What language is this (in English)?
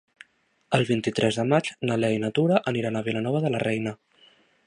Catalan